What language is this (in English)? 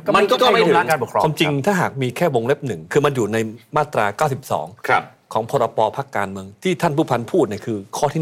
Thai